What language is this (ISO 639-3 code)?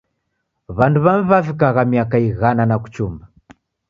dav